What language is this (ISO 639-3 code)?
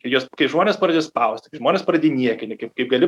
lit